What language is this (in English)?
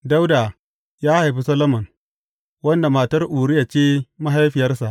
Hausa